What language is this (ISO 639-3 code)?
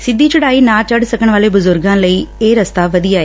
pan